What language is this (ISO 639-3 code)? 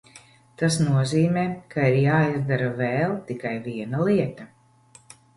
lav